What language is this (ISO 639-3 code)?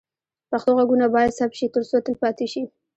pus